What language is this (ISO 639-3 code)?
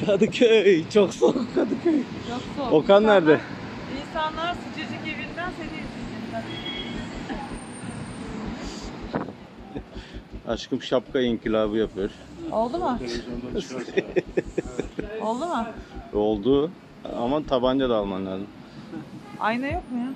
tur